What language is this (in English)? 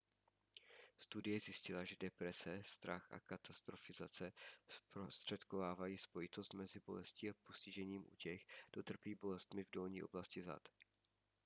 Czech